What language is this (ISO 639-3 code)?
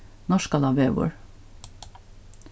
fao